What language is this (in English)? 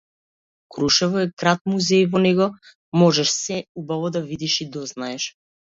Macedonian